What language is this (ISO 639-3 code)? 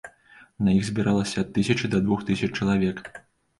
bel